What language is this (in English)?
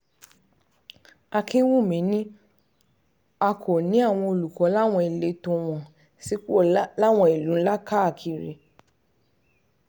Yoruba